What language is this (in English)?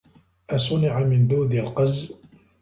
Arabic